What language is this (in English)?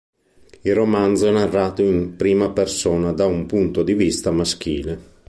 Italian